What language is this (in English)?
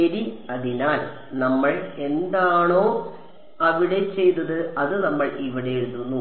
Malayalam